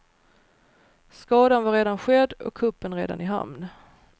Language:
Swedish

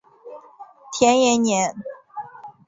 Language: Chinese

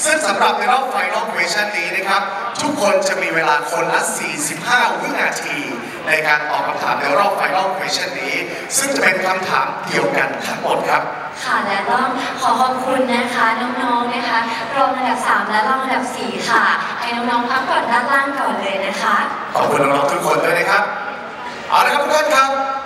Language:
Thai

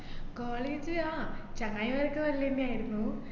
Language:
Malayalam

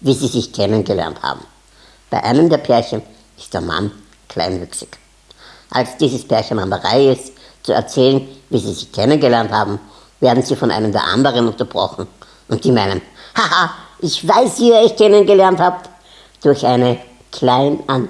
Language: German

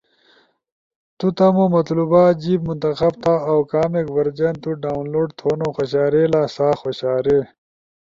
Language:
Ushojo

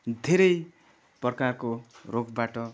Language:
Nepali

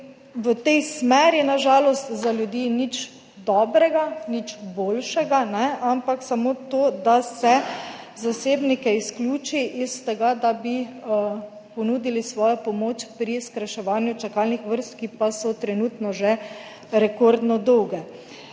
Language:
Slovenian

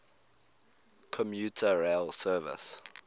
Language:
English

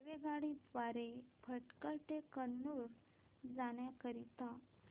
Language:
Marathi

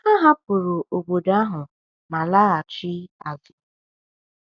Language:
Igbo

